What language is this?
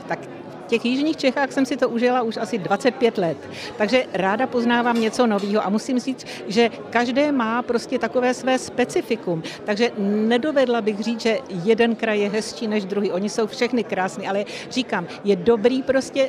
Czech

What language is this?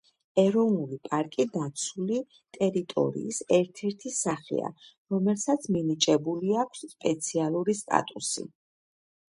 Georgian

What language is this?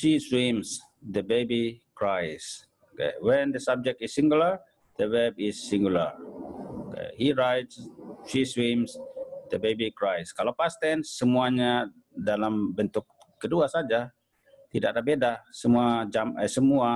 Indonesian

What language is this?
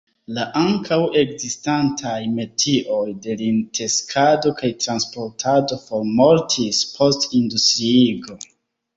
Esperanto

